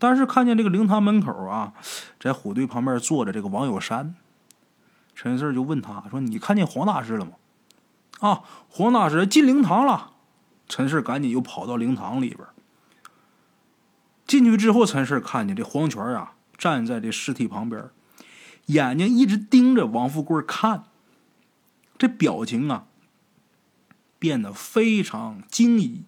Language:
Chinese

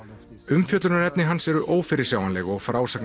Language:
Icelandic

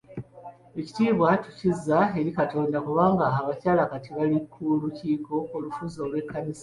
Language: Ganda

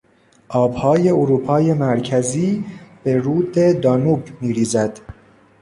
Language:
Persian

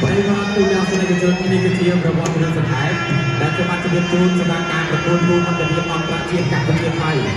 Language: Thai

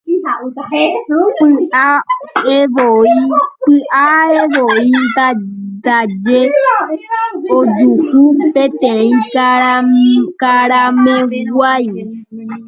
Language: Guarani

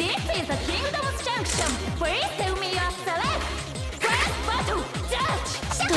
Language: Japanese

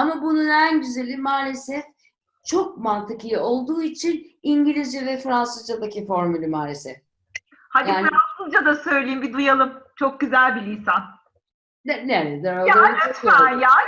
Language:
Turkish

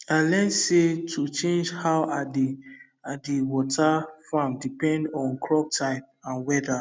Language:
Nigerian Pidgin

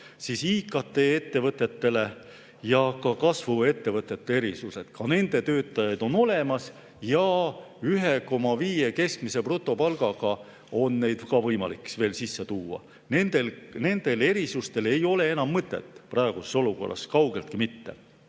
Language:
Estonian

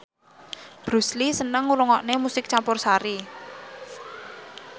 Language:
Javanese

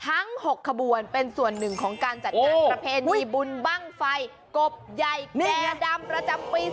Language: Thai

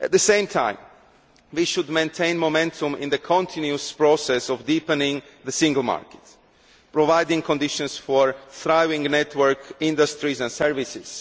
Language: English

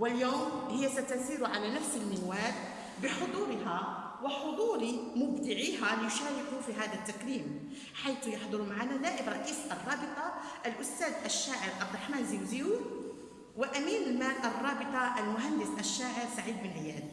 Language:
Arabic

